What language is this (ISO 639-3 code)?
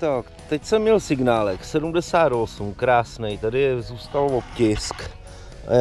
ces